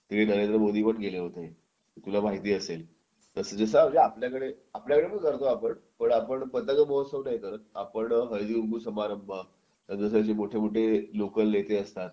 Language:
Marathi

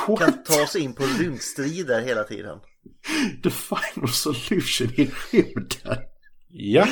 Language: Swedish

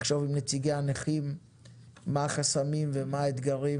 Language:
Hebrew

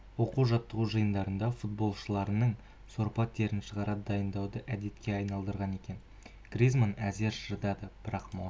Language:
Kazakh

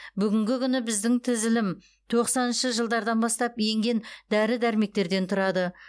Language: Kazakh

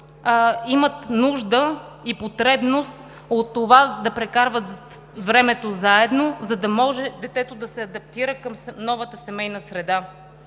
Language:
Bulgarian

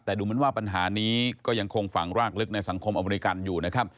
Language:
Thai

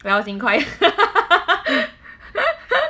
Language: English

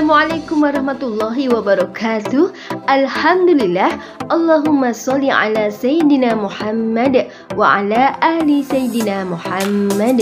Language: Arabic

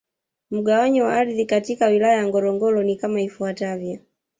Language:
Swahili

